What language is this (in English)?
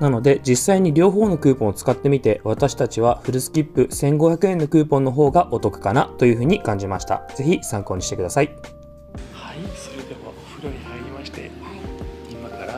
Japanese